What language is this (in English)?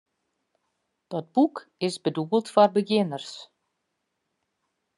Western Frisian